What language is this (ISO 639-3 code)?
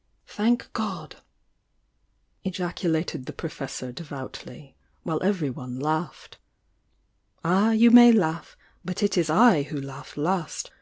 eng